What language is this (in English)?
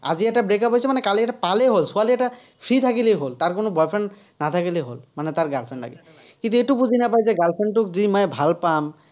Assamese